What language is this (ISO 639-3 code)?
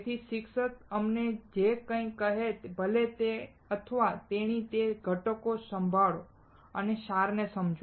guj